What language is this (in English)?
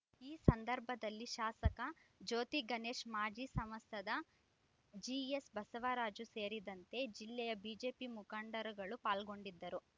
Kannada